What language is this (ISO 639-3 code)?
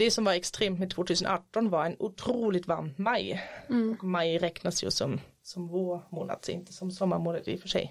swe